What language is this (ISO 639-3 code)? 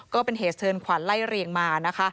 tha